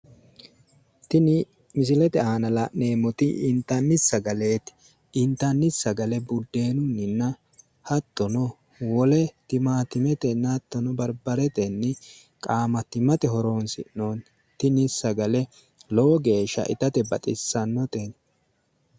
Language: Sidamo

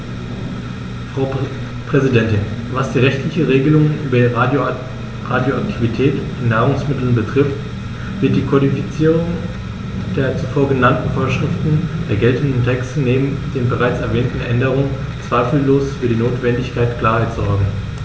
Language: German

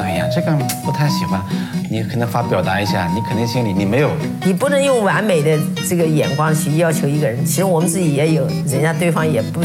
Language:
Chinese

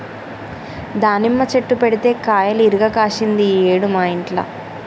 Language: Telugu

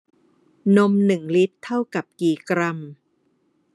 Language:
Thai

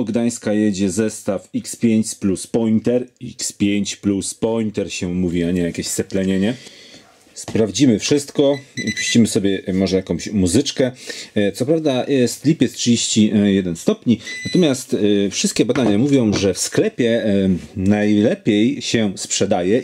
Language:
Polish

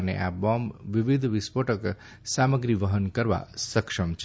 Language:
Gujarati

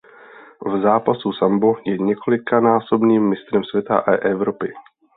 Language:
Czech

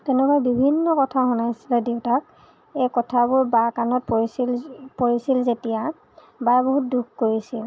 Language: Assamese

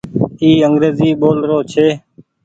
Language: Goaria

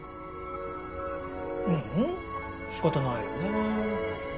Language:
Japanese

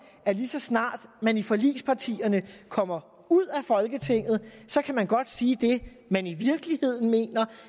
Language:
Danish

